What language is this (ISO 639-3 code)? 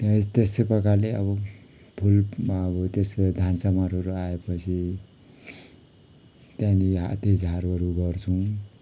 nep